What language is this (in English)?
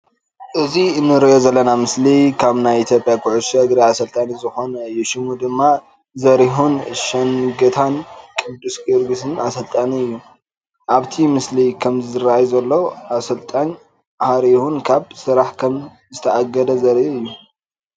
Tigrinya